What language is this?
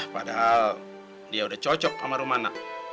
Indonesian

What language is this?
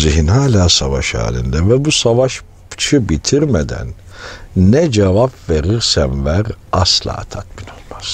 Turkish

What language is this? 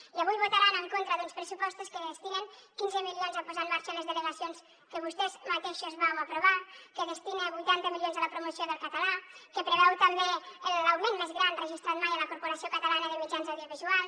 Catalan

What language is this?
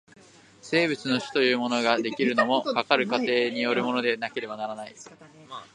Japanese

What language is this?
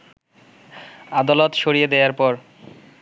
Bangla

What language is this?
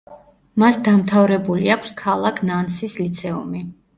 Georgian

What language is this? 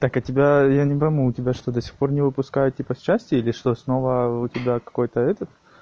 Russian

